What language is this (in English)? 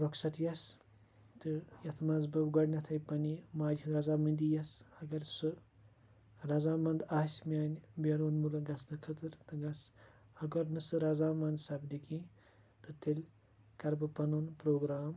Kashmiri